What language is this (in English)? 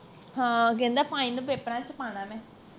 Punjabi